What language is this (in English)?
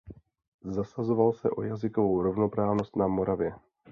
Czech